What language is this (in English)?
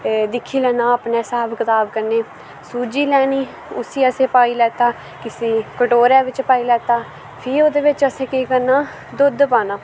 Dogri